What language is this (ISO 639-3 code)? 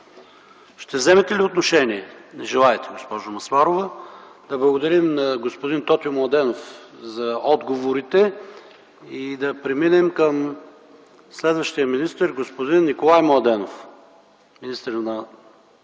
bul